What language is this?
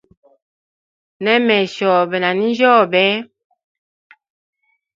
Hemba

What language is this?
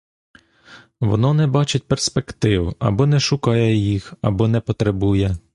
Ukrainian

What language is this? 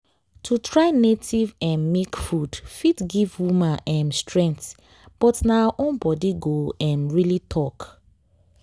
Nigerian Pidgin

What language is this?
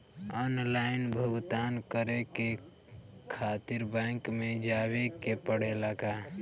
Bhojpuri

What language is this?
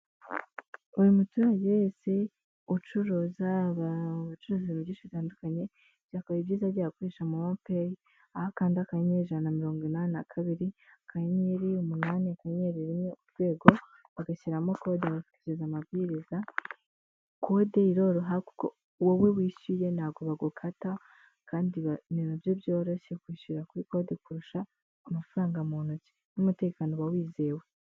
Kinyarwanda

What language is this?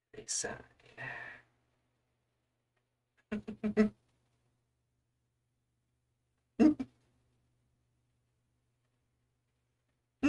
English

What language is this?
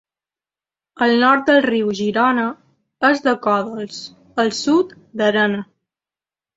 Catalan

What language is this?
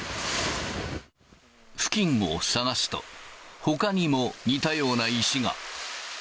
Japanese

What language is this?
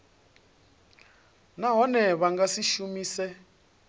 Venda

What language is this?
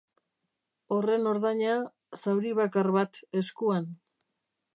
Basque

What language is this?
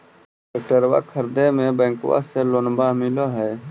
Magahi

